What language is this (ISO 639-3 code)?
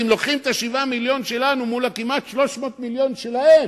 heb